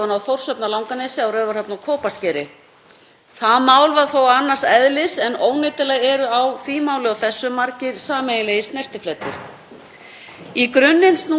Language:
Icelandic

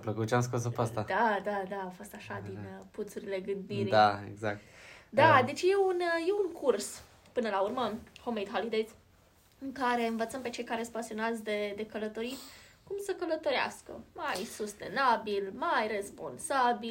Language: Romanian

